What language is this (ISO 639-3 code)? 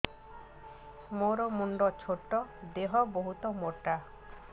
ori